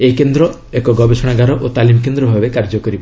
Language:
Odia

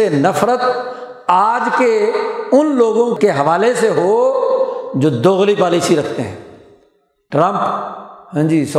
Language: Urdu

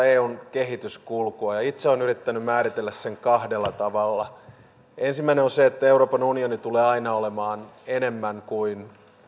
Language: Finnish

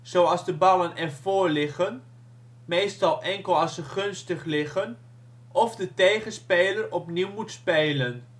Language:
Dutch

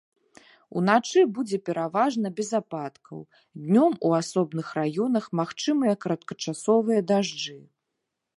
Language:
Belarusian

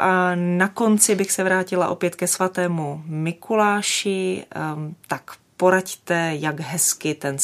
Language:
Czech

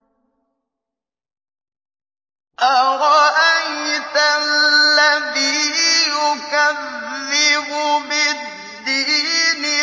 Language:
Arabic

